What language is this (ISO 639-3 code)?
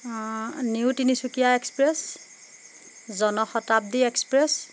asm